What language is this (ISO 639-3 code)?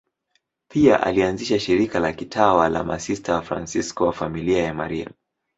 swa